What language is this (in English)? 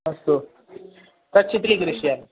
Sanskrit